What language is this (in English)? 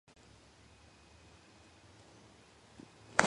Georgian